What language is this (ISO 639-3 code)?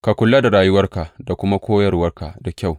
hau